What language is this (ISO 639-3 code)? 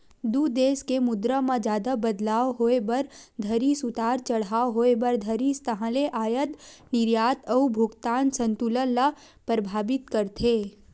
hne